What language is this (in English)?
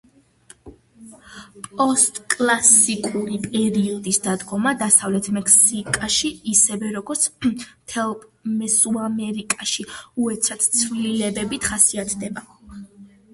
Georgian